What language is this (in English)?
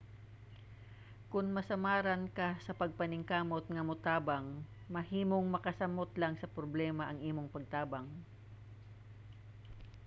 Cebuano